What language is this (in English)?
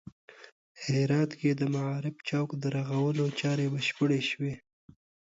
Pashto